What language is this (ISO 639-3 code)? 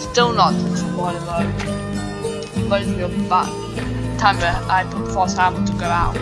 eng